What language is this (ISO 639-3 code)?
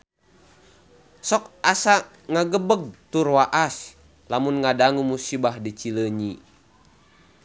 sun